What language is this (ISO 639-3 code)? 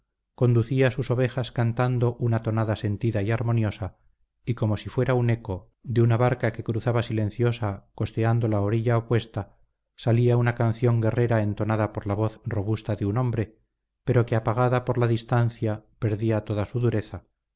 spa